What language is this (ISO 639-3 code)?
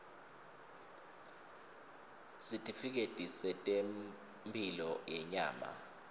ssw